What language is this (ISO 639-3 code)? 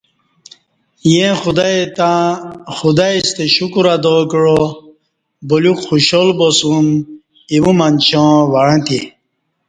bsh